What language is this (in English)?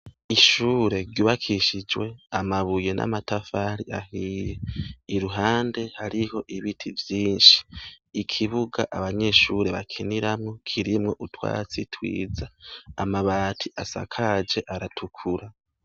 Rundi